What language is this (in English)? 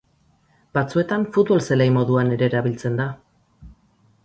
Basque